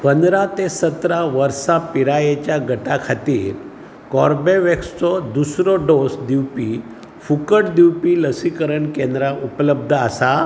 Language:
Konkani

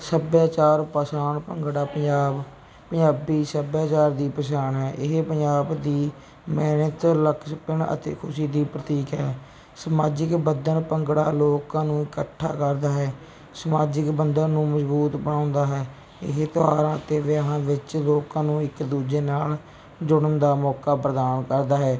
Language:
Punjabi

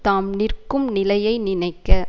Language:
Tamil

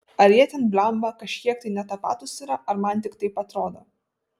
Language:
Lithuanian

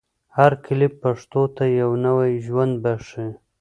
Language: Pashto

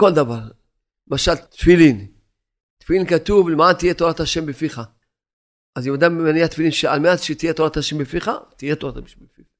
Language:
Hebrew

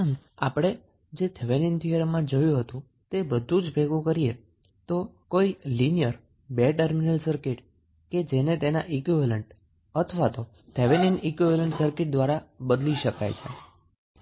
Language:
Gujarati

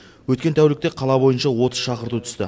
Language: Kazakh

